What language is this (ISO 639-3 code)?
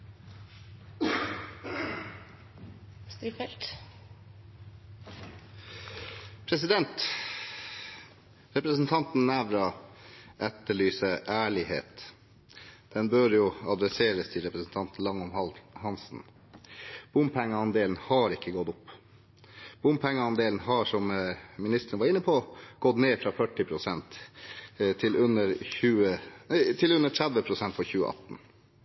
nob